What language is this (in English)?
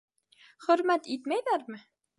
Bashkir